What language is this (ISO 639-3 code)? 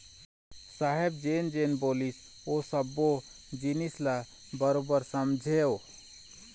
hne